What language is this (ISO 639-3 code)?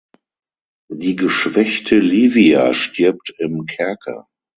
deu